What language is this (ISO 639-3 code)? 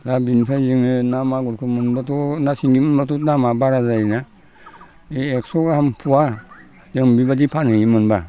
brx